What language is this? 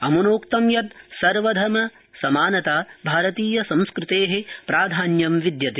Sanskrit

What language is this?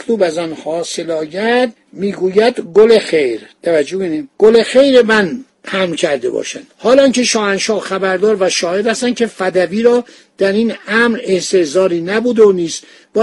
Persian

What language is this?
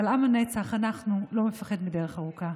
Hebrew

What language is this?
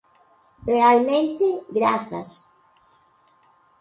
Galician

